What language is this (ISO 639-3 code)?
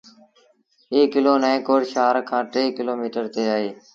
sbn